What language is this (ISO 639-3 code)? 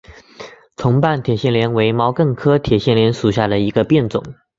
zho